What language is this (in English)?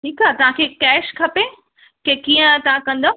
Sindhi